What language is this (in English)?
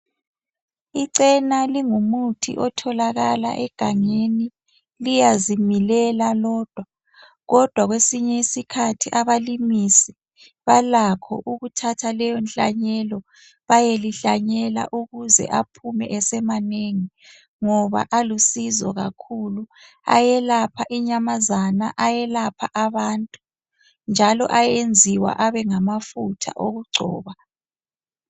North Ndebele